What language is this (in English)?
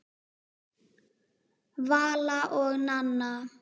Icelandic